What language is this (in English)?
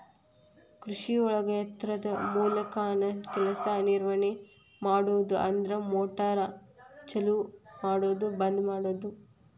Kannada